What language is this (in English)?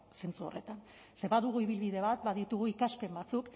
Basque